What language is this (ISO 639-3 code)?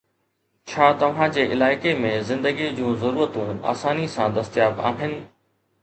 snd